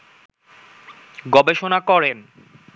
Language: Bangla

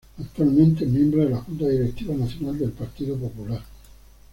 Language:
Spanish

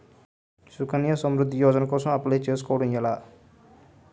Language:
Telugu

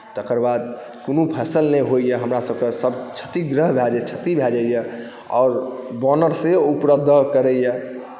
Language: Maithili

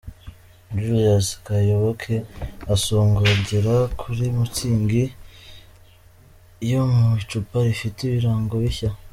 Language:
Kinyarwanda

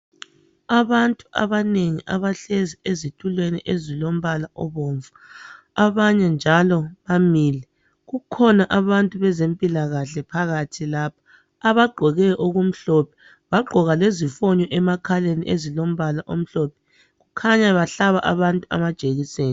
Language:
North Ndebele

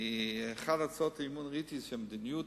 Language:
Hebrew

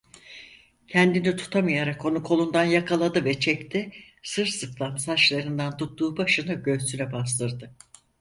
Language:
Turkish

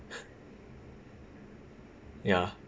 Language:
English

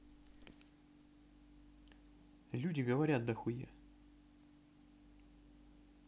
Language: Russian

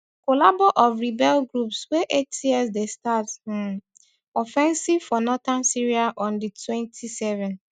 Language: Nigerian Pidgin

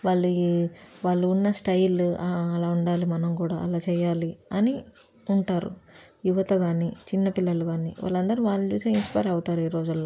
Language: Telugu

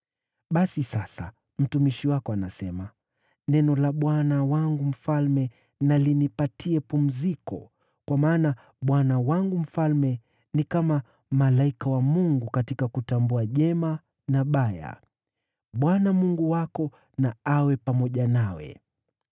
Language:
Swahili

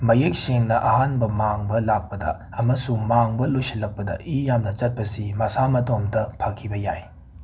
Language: Manipuri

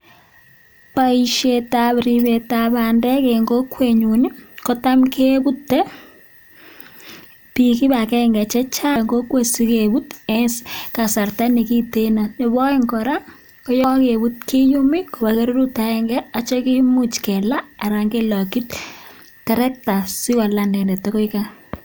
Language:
Kalenjin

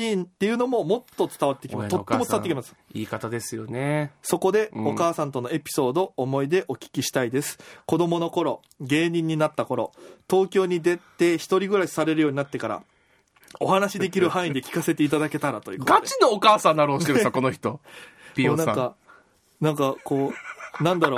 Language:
Japanese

